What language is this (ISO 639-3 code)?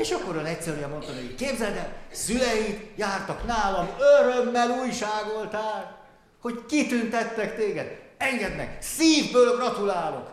hun